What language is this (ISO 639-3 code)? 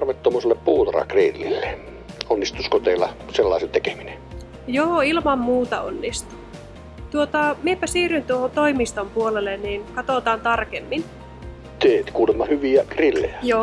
fin